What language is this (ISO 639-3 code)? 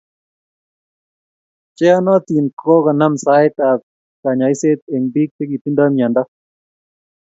kln